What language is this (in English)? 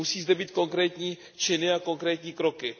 Czech